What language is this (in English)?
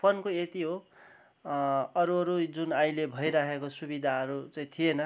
Nepali